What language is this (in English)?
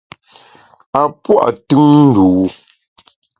Bamun